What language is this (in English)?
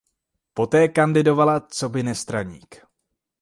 Czech